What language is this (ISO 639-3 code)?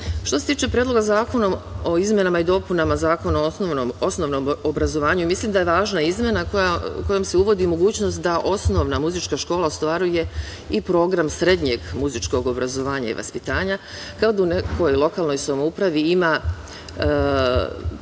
srp